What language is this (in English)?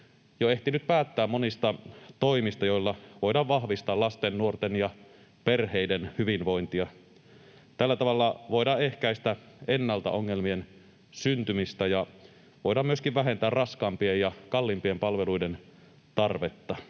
Finnish